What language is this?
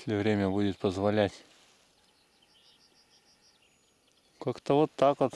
Russian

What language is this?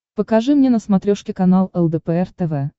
Russian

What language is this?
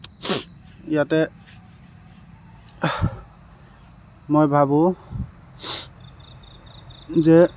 Assamese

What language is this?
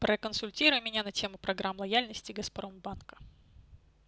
Russian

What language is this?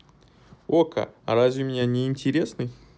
Russian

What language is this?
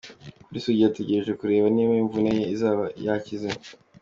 Kinyarwanda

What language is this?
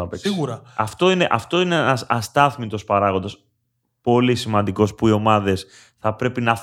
Greek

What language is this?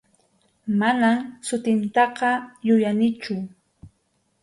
Arequipa-La Unión Quechua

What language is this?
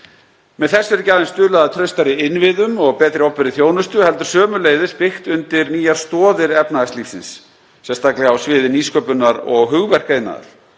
Icelandic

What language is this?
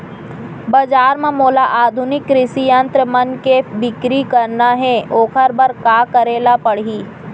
Chhattisgarhi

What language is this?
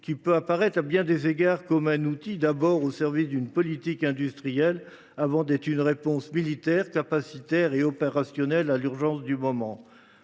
French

